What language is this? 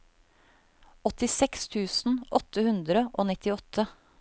Norwegian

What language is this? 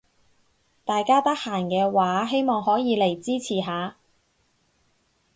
Cantonese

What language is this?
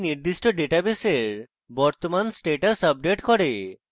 Bangla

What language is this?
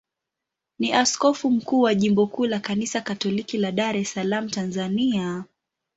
Swahili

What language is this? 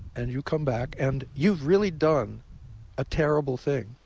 English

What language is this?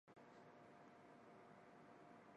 Japanese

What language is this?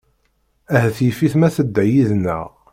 Kabyle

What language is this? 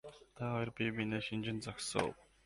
Mongolian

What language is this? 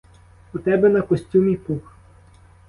Ukrainian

